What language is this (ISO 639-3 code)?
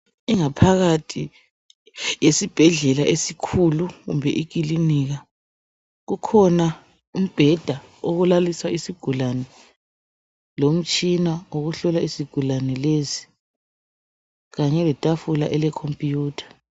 nde